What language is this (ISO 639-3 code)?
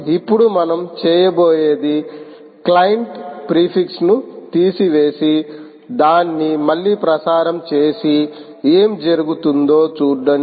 tel